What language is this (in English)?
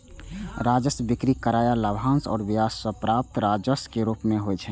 Maithili